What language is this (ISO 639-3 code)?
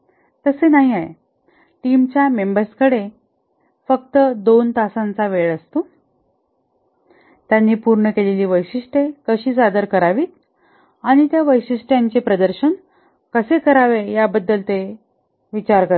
mar